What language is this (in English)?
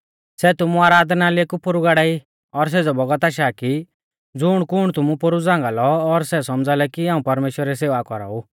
Mahasu Pahari